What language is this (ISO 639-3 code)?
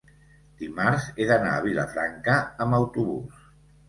cat